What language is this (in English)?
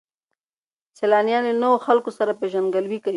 Pashto